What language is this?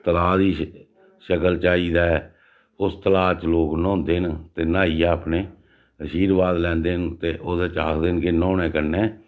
Dogri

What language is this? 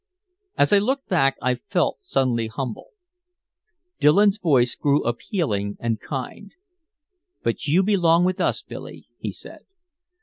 English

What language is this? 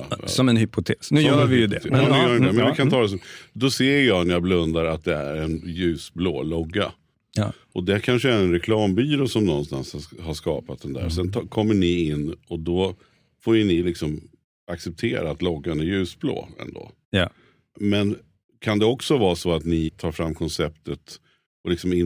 Swedish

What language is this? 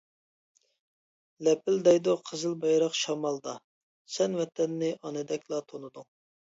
Uyghur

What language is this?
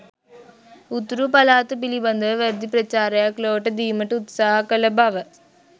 Sinhala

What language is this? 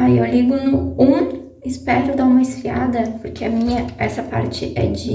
Portuguese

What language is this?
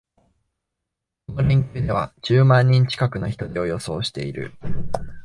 Japanese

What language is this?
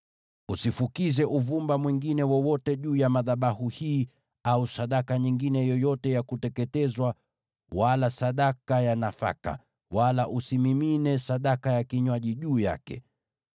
Swahili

